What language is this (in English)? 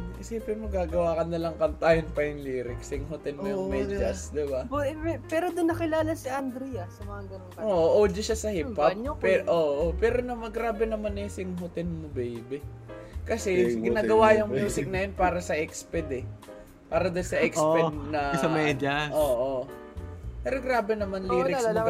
Filipino